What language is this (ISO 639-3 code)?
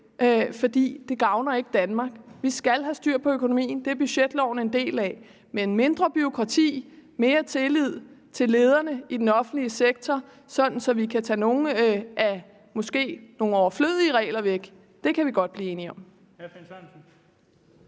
dan